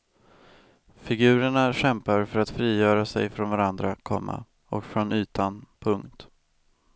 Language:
Swedish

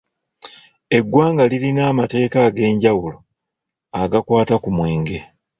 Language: Ganda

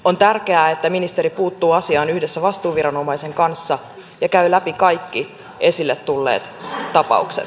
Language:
Finnish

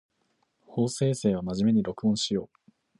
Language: Japanese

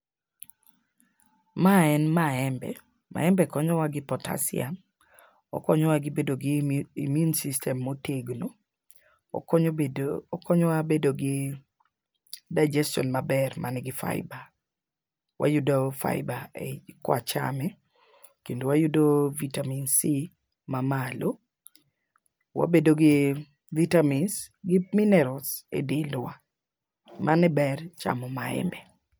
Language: Luo (Kenya and Tanzania)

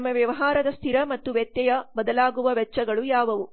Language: Kannada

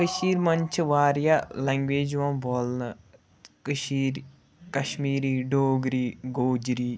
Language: Kashmiri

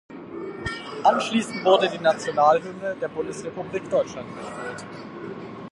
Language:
German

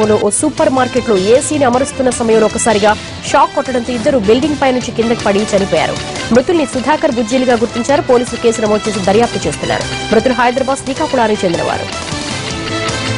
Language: Romanian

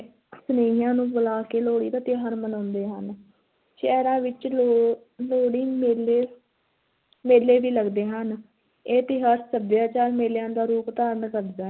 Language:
Punjabi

